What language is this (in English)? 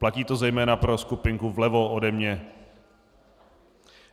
Czech